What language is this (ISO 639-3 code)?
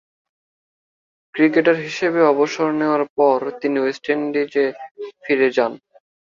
ben